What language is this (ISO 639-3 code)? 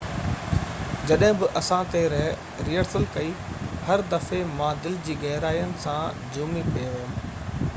snd